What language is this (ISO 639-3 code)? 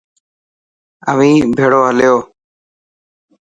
mki